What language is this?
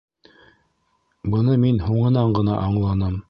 Bashkir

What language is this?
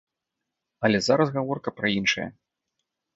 Belarusian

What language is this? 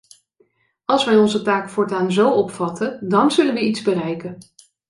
Dutch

